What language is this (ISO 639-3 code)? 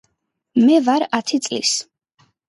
kat